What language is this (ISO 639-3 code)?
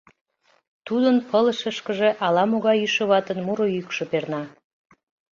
chm